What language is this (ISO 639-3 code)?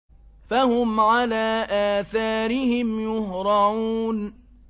ara